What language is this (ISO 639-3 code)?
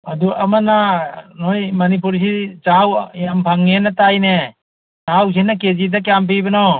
mni